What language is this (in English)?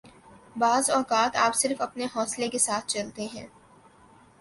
Urdu